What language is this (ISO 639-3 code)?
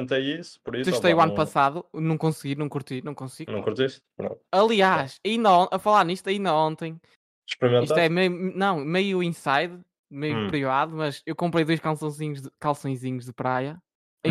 por